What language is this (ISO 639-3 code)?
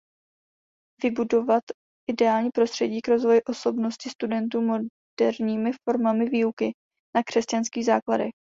ces